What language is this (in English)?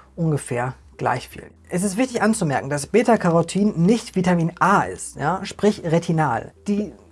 German